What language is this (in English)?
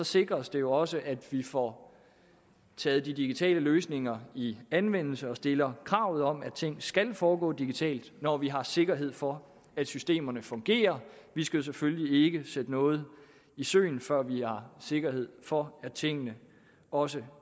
Danish